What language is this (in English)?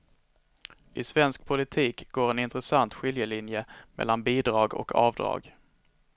Swedish